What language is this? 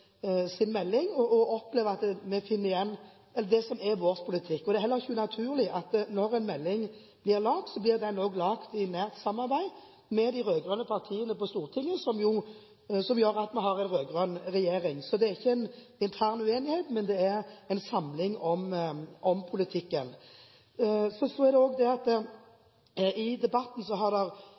Norwegian Bokmål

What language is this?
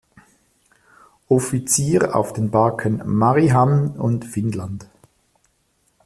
German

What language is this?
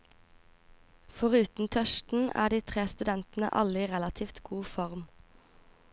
Norwegian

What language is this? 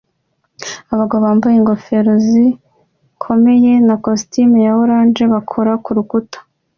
Kinyarwanda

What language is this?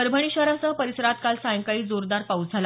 Marathi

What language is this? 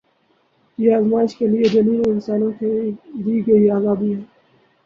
Urdu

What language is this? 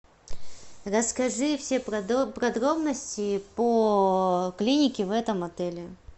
Russian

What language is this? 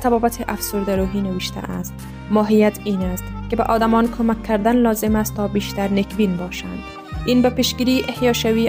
Persian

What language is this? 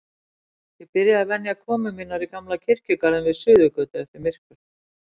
Icelandic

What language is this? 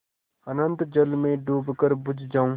Hindi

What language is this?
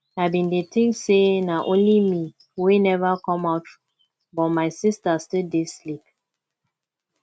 Nigerian Pidgin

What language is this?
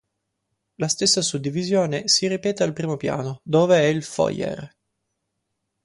Italian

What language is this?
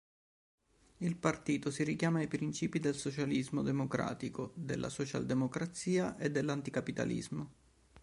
Italian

